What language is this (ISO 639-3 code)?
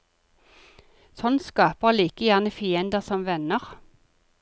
nor